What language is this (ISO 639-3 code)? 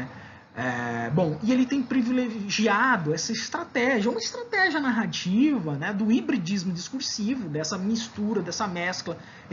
por